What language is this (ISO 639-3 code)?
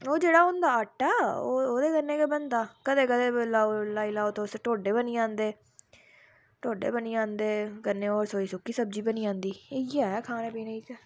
doi